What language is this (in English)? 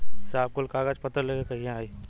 Bhojpuri